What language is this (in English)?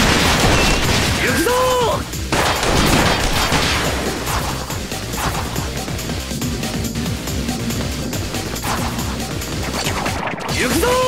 Japanese